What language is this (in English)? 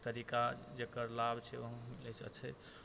Maithili